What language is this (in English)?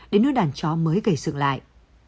Vietnamese